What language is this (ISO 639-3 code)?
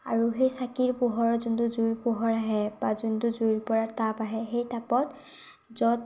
asm